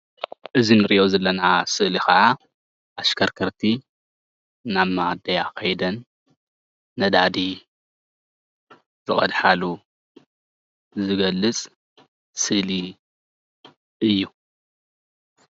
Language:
Tigrinya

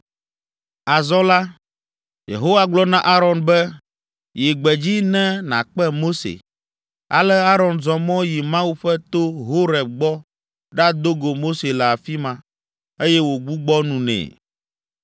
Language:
Ewe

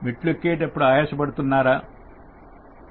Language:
Telugu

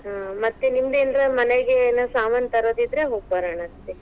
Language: Kannada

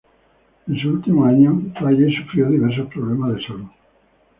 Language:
Spanish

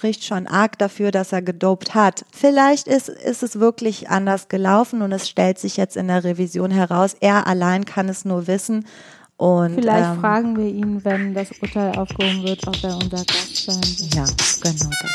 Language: German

